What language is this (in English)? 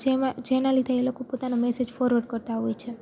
Gujarati